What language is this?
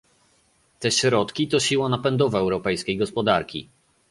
Polish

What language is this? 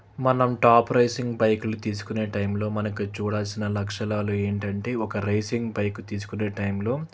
Telugu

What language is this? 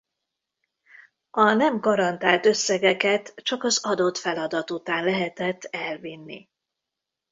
Hungarian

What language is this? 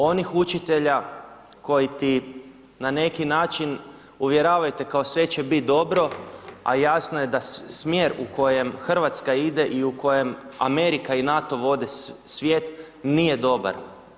Croatian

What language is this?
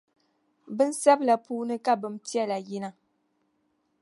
Dagbani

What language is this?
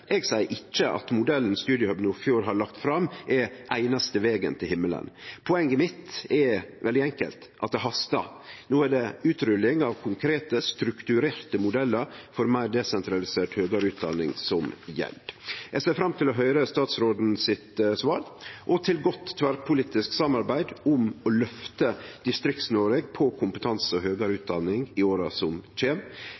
Norwegian Nynorsk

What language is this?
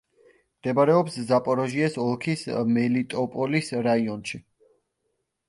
Georgian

